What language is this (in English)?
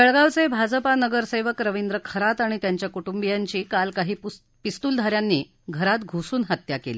Marathi